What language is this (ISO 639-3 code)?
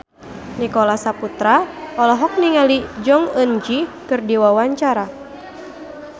sun